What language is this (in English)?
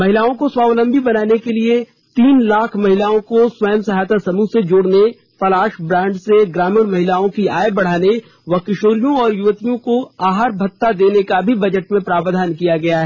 Hindi